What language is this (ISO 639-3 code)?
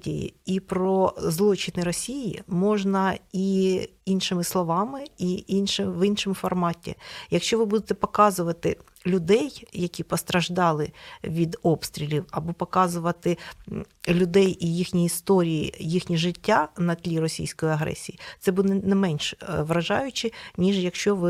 ukr